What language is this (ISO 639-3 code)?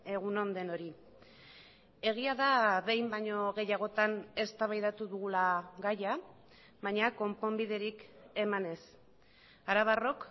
eus